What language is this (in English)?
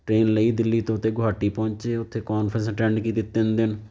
Punjabi